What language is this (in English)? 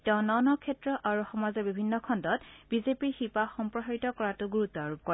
Assamese